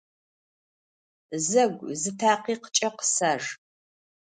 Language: Adyghe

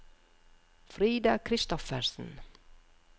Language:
Norwegian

